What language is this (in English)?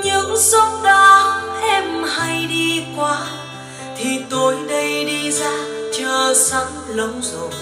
Vietnamese